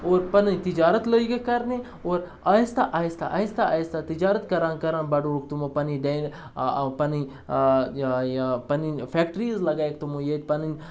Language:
Kashmiri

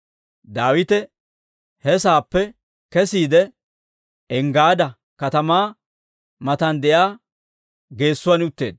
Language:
Dawro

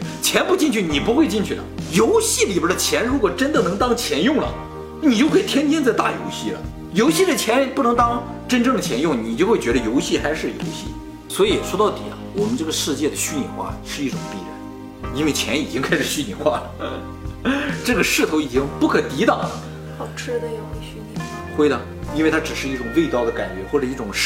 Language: Chinese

